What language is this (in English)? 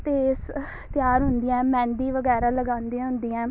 Punjabi